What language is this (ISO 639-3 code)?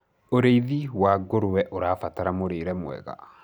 kik